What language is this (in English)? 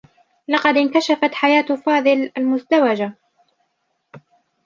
Arabic